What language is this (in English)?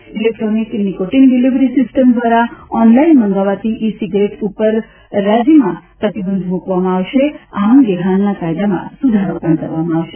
Gujarati